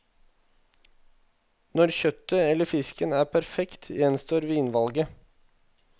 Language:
Norwegian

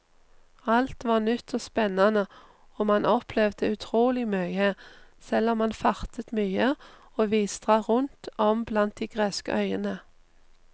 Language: Norwegian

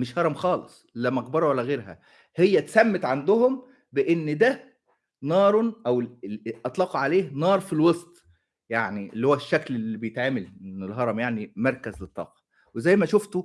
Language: Arabic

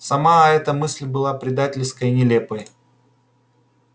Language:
Russian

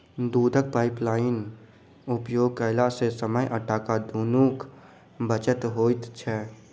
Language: Maithili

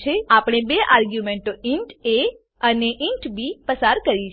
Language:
Gujarati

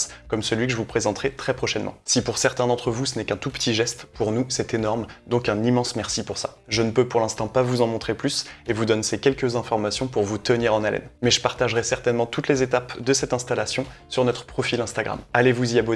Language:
French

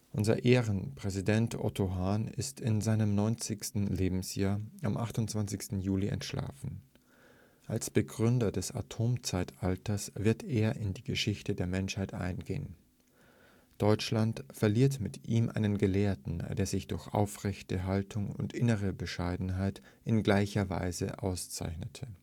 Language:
German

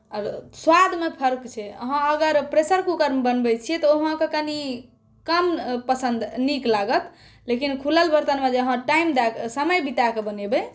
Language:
Maithili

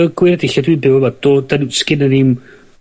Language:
Welsh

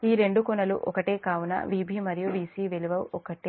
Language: Telugu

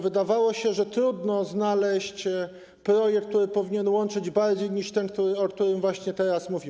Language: Polish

